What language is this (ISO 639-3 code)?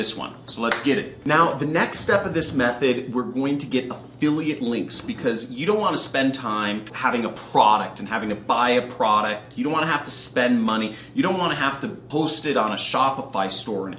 eng